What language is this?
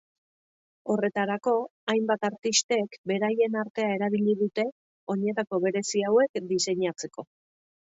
Basque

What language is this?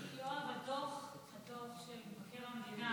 Hebrew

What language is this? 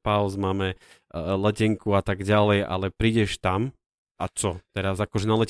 Slovak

